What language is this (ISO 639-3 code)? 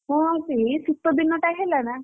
ori